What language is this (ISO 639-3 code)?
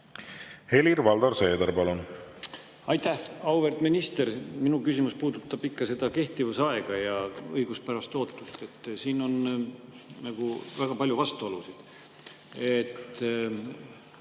est